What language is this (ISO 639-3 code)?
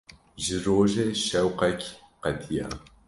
kur